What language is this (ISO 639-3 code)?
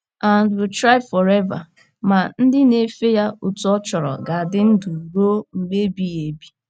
ibo